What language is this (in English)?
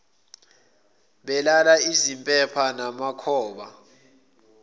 Zulu